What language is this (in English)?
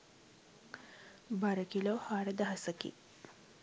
Sinhala